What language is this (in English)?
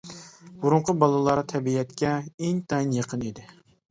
Uyghur